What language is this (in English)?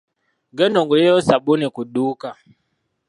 Ganda